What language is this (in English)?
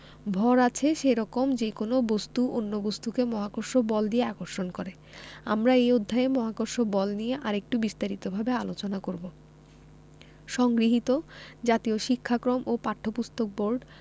Bangla